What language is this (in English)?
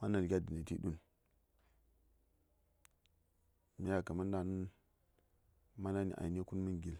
Saya